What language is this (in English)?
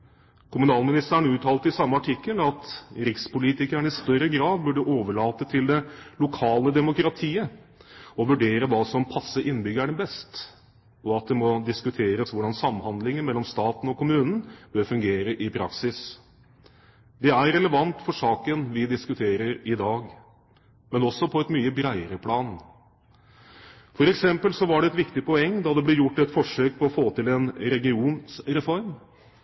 Norwegian Bokmål